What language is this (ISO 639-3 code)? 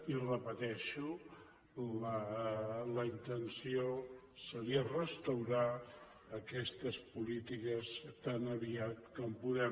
cat